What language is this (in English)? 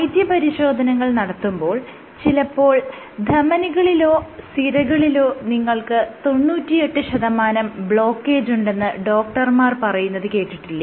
Malayalam